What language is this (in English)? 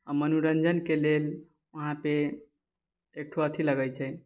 Maithili